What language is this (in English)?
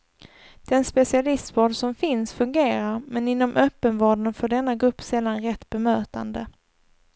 Swedish